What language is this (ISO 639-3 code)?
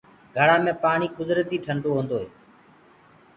ggg